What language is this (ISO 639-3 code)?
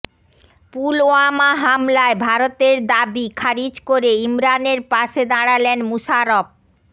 ben